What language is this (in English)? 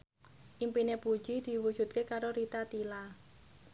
Javanese